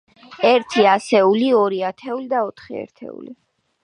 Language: Georgian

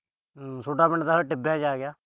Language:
Punjabi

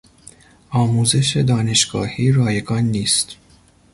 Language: Persian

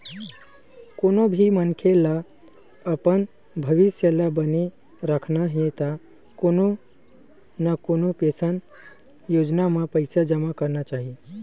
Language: Chhattisgarhi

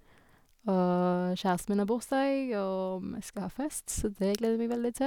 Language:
Norwegian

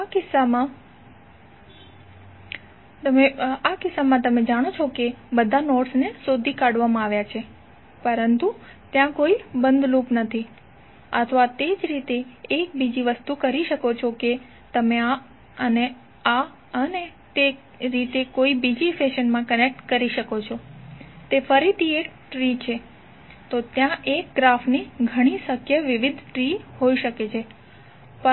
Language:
Gujarati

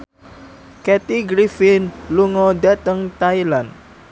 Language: Javanese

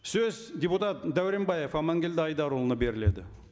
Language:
Kazakh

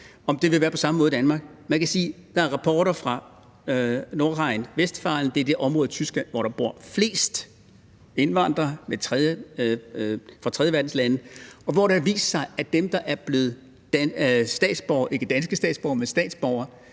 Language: Danish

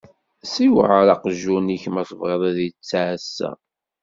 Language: Kabyle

